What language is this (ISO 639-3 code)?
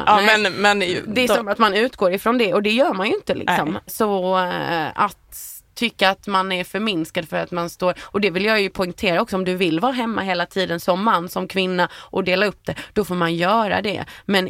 swe